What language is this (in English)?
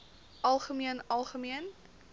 Afrikaans